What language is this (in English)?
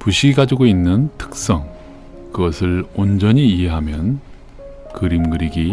Korean